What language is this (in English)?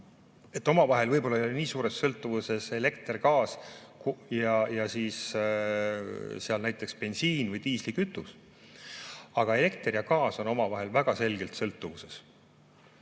Estonian